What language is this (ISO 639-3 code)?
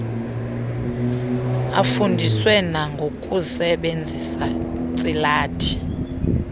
xho